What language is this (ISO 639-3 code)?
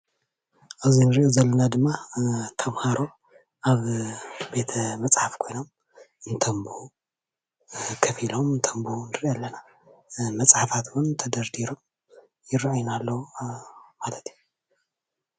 tir